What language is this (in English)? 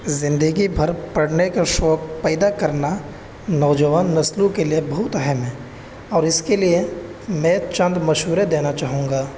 Urdu